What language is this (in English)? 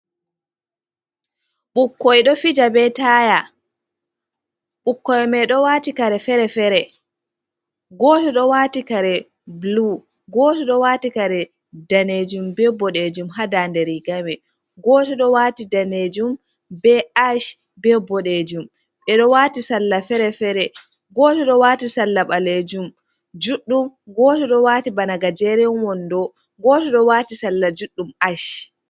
Fula